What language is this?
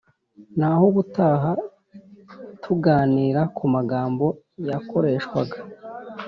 Kinyarwanda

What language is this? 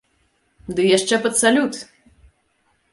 Belarusian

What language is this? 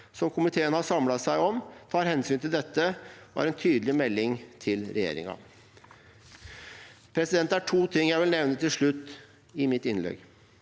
Norwegian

